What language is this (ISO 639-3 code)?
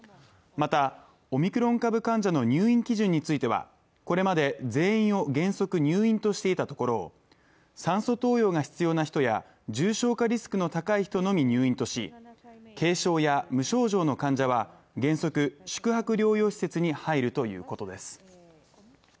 jpn